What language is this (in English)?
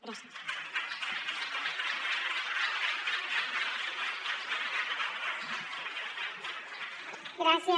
Catalan